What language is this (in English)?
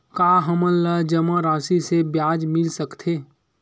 Chhattisgarhi